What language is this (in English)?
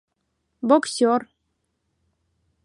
Mari